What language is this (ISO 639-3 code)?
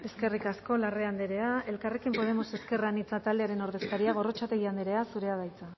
eus